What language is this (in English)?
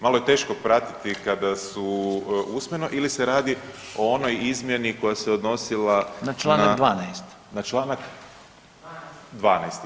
Croatian